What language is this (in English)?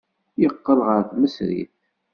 Kabyle